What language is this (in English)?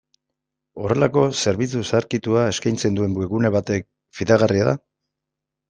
Basque